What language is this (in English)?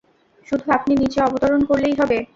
Bangla